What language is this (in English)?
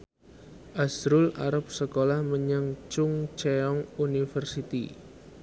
Javanese